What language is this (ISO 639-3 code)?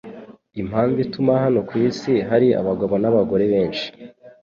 kin